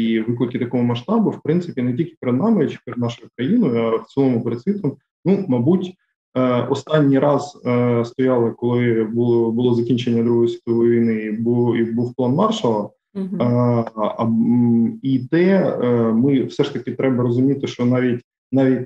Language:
Ukrainian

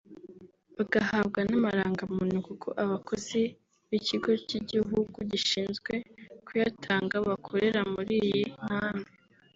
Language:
Kinyarwanda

